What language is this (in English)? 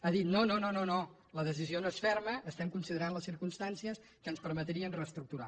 Catalan